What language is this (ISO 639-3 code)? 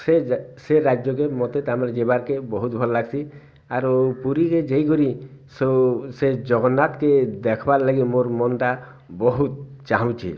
ori